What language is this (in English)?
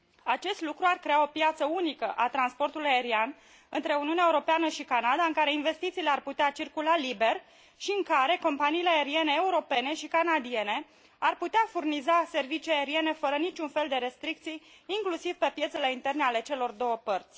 Romanian